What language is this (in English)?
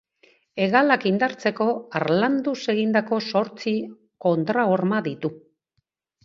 Basque